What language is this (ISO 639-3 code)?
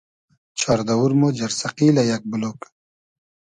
haz